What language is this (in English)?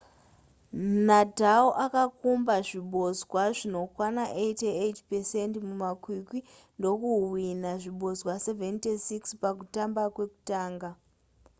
Shona